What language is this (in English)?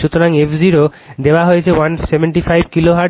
Bangla